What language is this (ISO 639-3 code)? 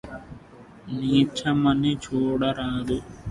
tel